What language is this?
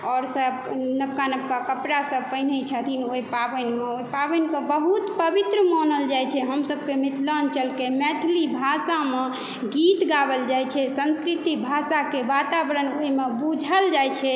Maithili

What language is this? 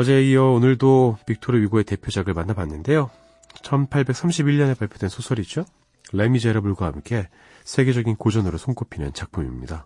Korean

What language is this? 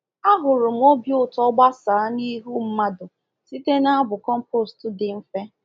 Igbo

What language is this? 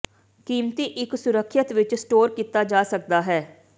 Punjabi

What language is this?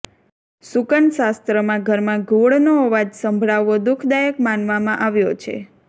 Gujarati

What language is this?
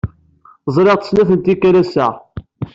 Kabyle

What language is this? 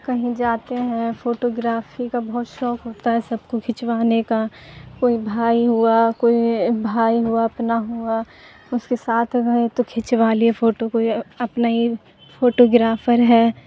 Urdu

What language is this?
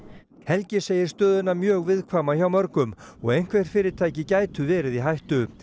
Icelandic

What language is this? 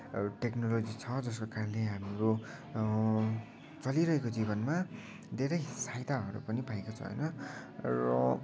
Nepali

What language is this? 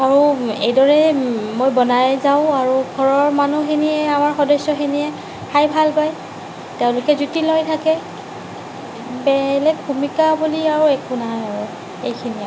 Assamese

